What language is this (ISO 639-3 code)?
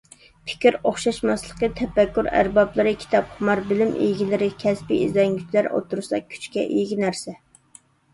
uig